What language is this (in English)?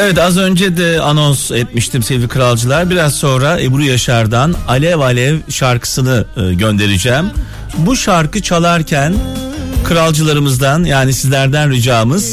Turkish